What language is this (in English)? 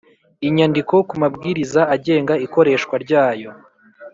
Kinyarwanda